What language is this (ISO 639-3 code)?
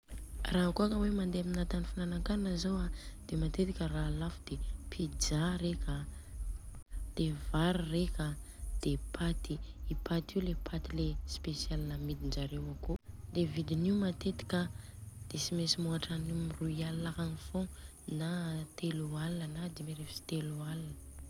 bzc